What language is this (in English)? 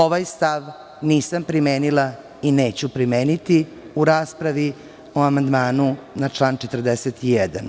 Serbian